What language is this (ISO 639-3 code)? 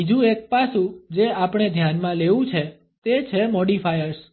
guj